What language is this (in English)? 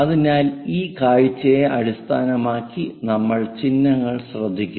Malayalam